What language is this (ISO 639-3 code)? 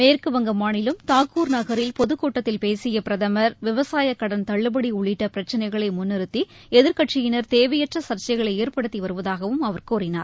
tam